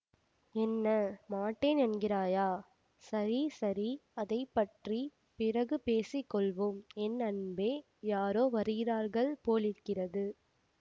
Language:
Tamil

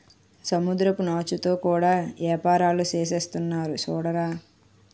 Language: Telugu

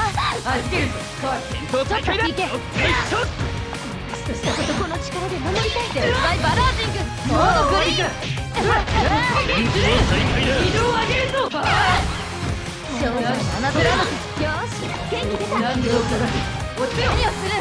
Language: Japanese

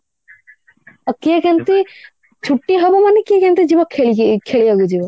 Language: Odia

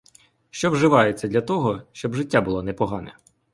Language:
Ukrainian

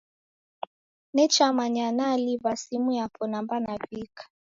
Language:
Taita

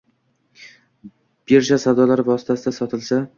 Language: Uzbek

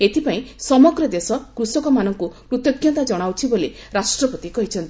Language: Odia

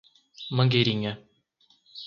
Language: Portuguese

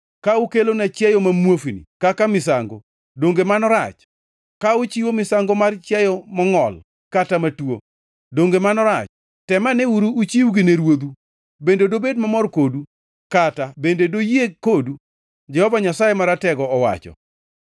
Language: Luo (Kenya and Tanzania)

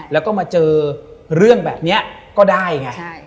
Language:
Thai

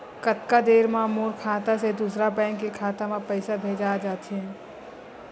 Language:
Chhattisgarhi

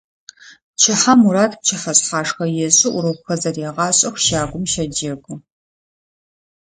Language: Adyghe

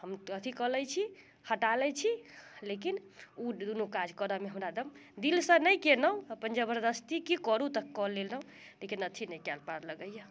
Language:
Maithili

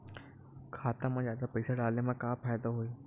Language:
Chhattisgarhi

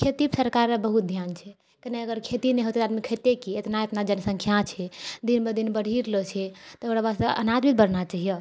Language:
Maithili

